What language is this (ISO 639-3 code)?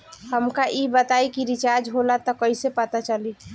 bho